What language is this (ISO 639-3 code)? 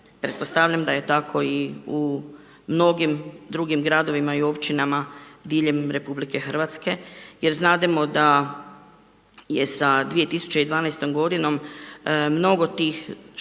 hrv